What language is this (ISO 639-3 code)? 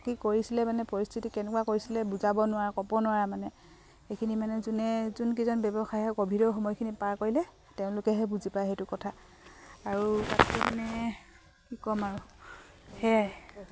asm